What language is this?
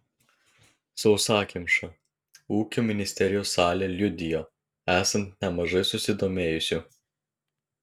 Lithuanian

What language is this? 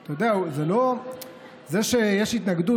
Hebrew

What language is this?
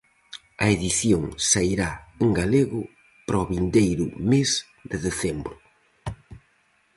Galician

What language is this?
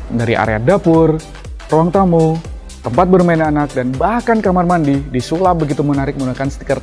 Indonesian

